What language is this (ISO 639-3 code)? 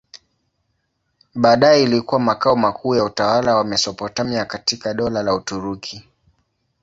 swa